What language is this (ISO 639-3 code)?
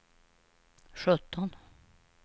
swe